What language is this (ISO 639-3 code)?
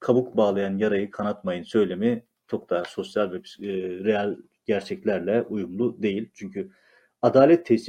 tur